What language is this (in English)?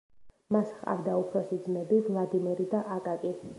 Georgian